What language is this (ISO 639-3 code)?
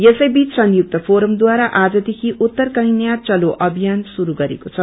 nep